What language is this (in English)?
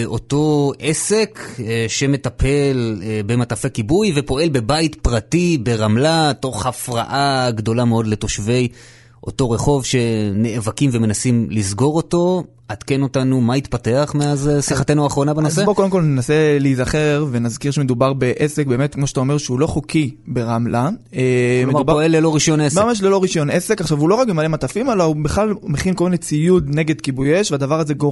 Hebrew